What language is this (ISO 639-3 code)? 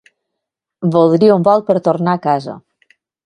cat